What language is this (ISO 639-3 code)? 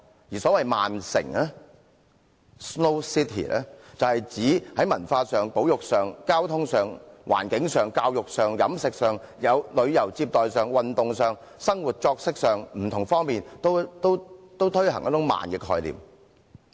yue